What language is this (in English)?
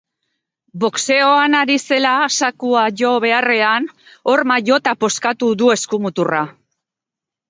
Basque